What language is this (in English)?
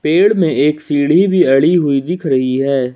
Hindi